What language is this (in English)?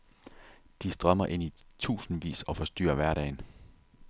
Danish